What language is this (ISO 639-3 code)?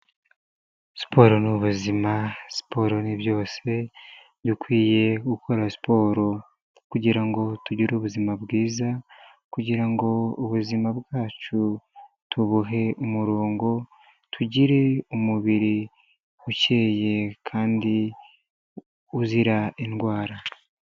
kin